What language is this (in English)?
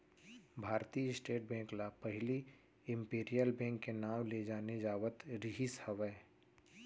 Chhattisgarhi